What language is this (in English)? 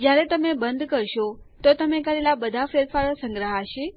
Gujarati